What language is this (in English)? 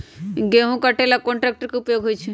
Magahi